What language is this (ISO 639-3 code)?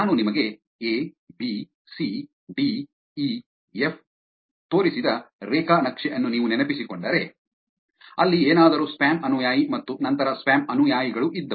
kan